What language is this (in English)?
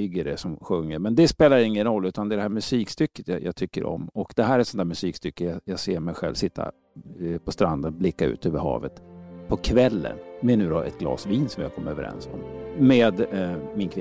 Swedish